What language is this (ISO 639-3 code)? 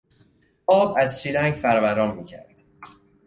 fas